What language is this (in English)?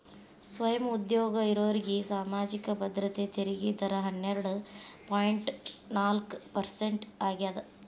Kannada